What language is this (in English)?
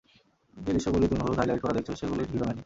Bangla